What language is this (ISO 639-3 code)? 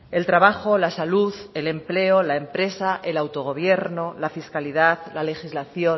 spa